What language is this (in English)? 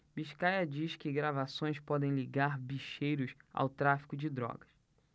Portuguese